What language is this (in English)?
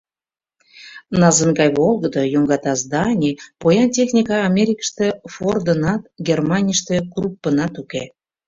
Mari